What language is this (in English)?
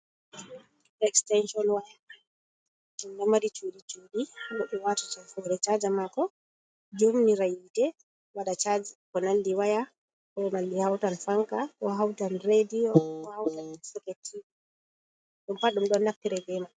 Fula